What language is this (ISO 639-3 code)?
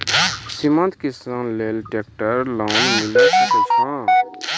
mai